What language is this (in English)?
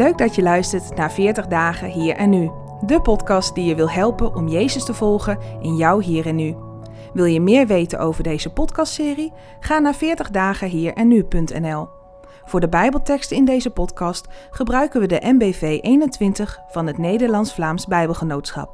Dutch